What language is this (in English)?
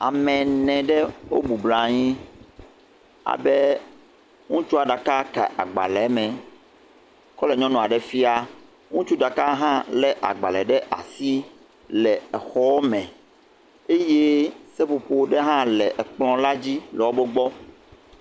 Ewe